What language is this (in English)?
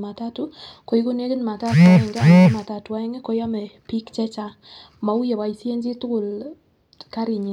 Kalenjin